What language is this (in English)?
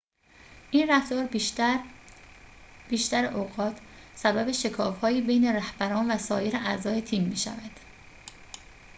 Persian